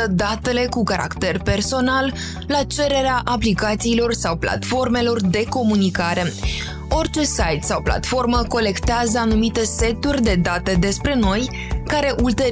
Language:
Romanian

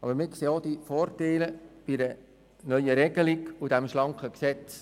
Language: Swiss German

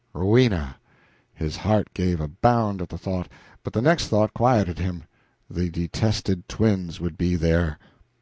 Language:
English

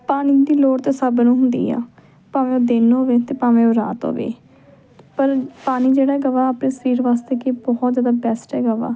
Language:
Punjabi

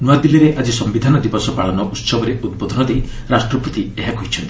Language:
Odia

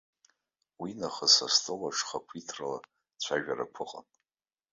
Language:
Abkhazian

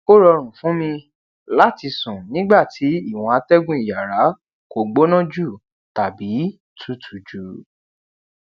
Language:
Yoruba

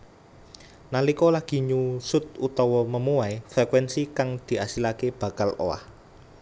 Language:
Javanese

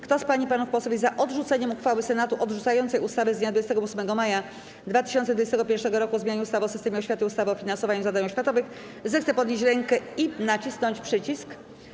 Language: Polish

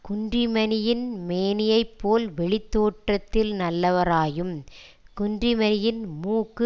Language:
Tamil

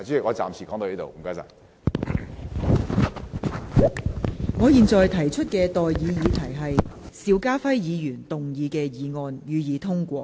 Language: Cantonese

